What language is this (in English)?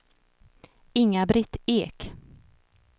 Swedish